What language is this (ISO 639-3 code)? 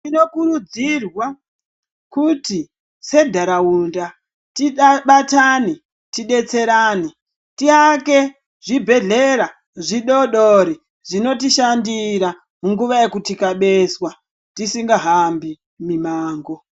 ndc